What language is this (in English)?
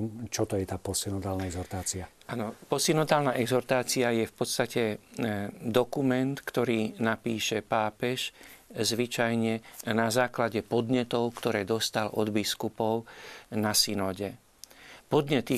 Slovak